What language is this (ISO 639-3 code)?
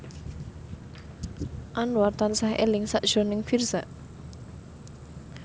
jav